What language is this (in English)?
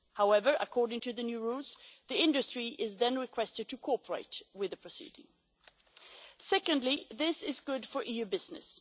English